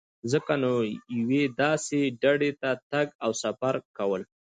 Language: Pashto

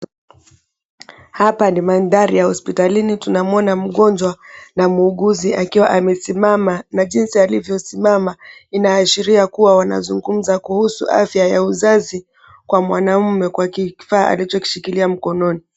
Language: Swahili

